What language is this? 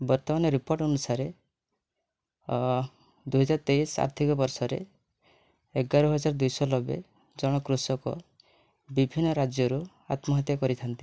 Odia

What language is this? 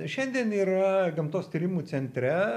Lithuanian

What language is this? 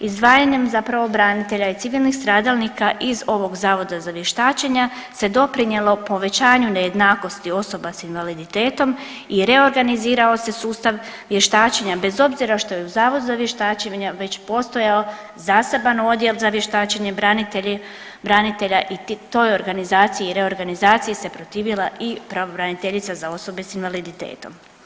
Croatian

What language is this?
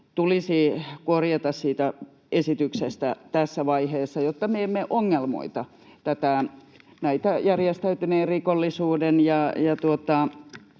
Finnish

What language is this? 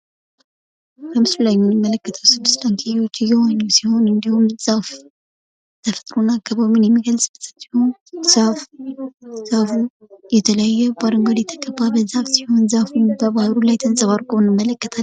Amharic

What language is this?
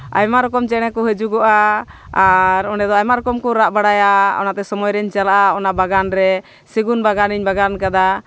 Santali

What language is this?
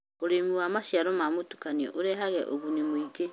Kikuyu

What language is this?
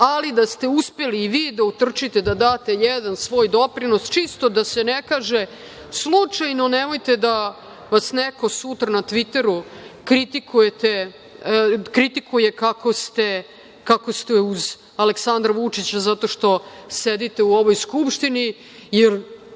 Serbian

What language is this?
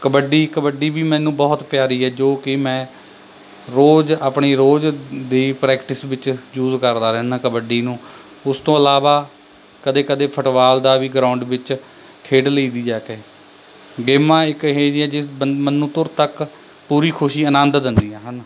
Punjabi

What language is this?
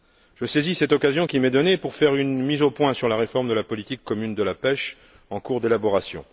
French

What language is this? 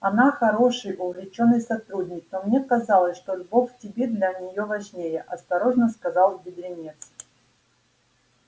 Russian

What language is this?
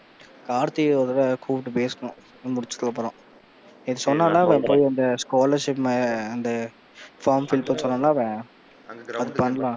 Tamil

